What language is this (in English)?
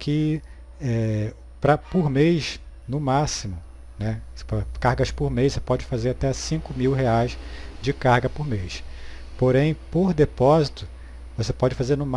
Portuguese